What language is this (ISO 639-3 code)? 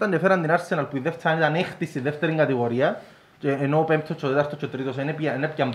ell